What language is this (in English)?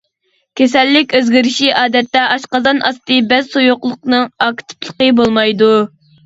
Uyghur